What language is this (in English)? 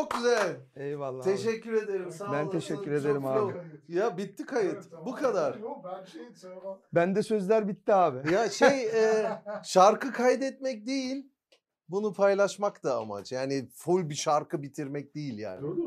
Turkish